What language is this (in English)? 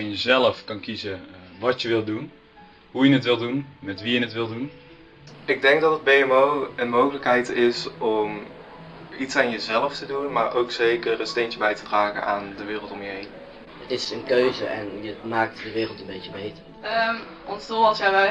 Dutch